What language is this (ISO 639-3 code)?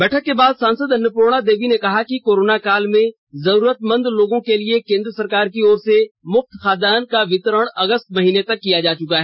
hin